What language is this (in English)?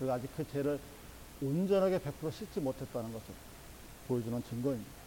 Korean